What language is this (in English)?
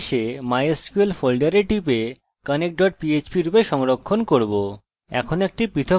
Bangla